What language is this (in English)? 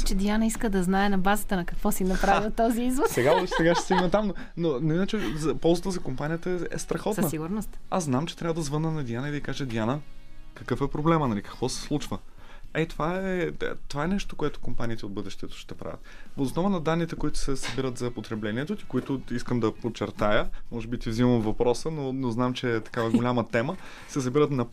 Bulgarian